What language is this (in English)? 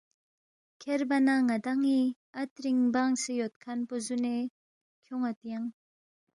Balti